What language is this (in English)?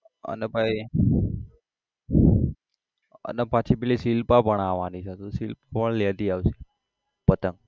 Gujarati